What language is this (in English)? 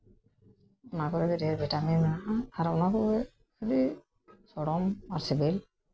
Santali